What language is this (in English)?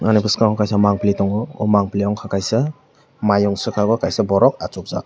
Kok Borok